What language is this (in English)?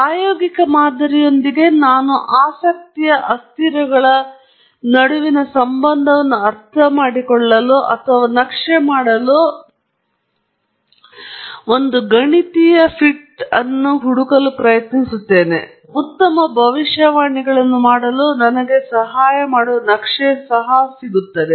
Kannada